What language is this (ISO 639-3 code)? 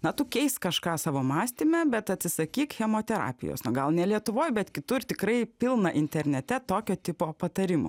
lit